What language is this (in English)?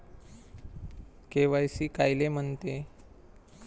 Marathi